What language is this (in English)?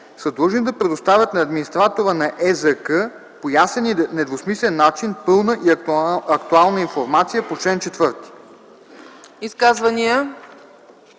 Bulgarian